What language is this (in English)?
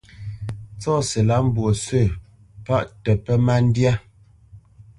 Bamenyam